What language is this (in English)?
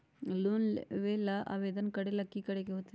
Magahi